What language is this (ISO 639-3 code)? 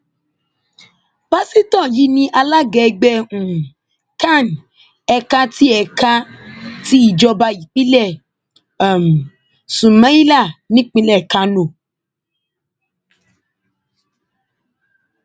yor